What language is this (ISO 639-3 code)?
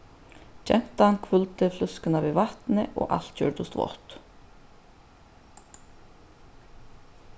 fao